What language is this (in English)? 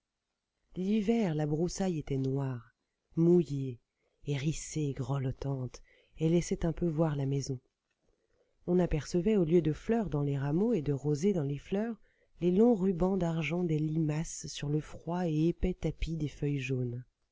French